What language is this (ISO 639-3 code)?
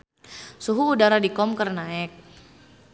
sun